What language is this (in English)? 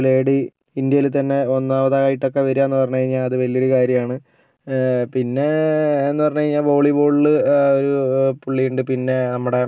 Malayalam